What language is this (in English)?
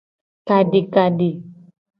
Gen